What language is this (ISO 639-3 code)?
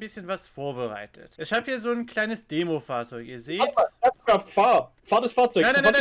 deu